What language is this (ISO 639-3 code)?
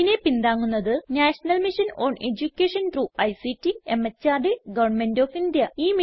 mal